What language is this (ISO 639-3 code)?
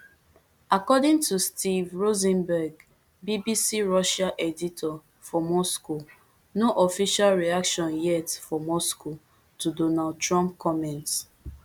pcm